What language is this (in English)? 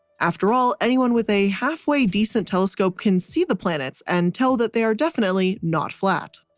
English